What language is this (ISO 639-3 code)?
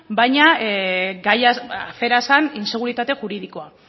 eus